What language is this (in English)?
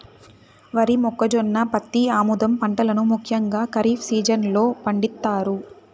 Telugu